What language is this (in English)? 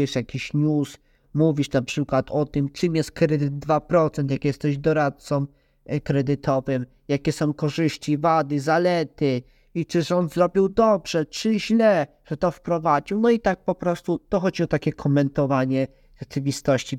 Polish